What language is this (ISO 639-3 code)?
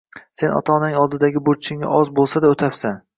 uzb